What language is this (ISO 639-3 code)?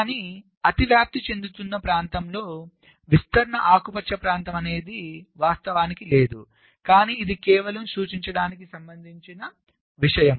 tel